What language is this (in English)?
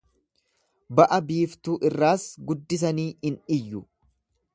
Oromo